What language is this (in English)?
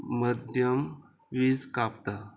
Konkani